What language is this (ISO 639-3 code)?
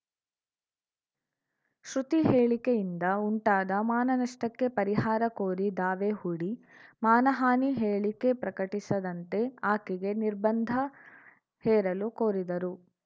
kan